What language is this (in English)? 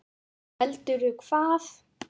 Icelandic